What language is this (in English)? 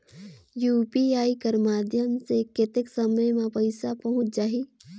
Chhattisgarhi